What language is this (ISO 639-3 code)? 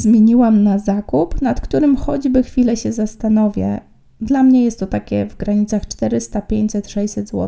pol